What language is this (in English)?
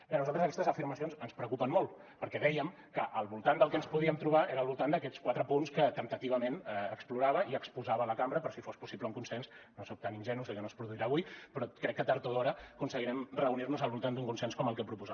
Catalan